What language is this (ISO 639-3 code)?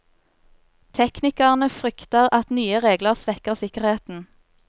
nor